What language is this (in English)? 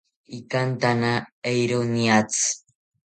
South Ucayali Ashéninka